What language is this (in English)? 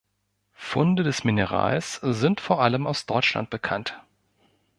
German